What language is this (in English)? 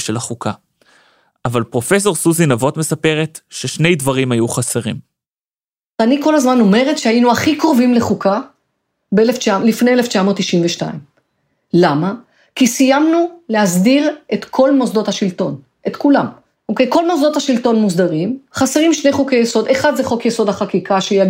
Hebrew